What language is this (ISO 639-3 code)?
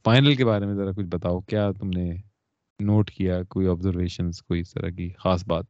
urd